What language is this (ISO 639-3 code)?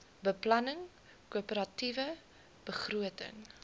afr